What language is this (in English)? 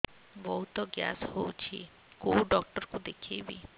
Odia